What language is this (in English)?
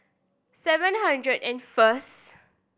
English